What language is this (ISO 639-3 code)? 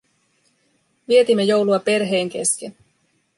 fin